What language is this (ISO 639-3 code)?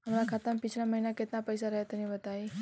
bho